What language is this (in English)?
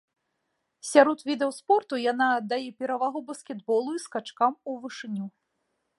Belarusian